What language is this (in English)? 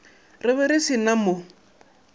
Northern Sotho